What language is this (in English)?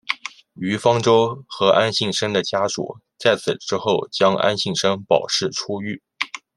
Chinese